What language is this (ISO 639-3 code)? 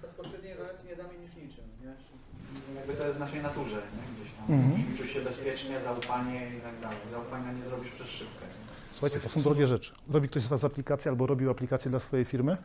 pol